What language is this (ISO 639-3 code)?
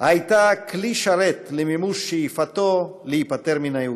heb